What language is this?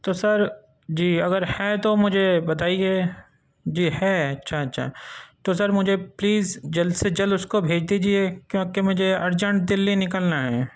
Urdu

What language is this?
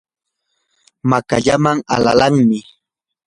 Yanahuanca Pasco Quechua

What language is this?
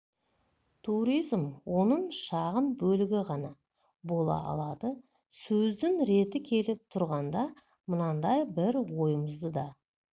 Kazakh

